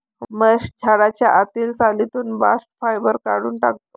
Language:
Marathi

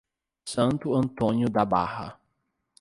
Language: Portuguese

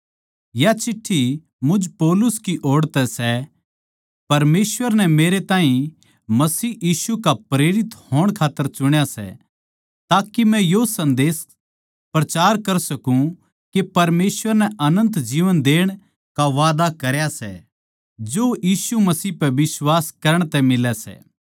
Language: Haryanvi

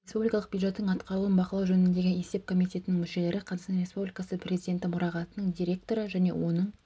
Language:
Kazakh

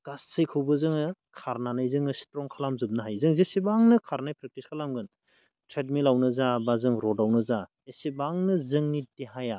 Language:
Bodo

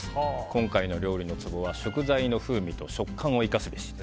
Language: Japanese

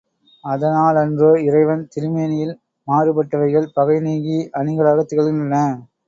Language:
Tamil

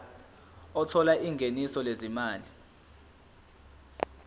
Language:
Zulu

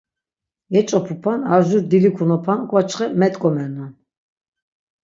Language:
Laz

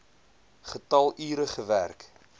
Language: Afrikaans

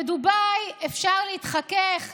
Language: Hebrew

